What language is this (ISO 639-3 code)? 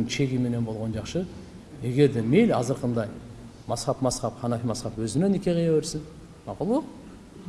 tur